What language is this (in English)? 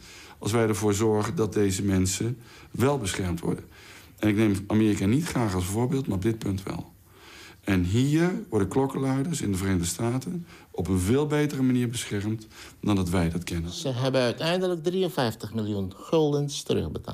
Dutch